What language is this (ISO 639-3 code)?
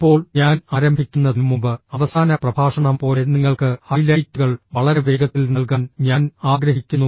mal